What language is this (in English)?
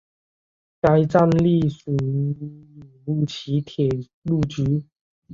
Chinese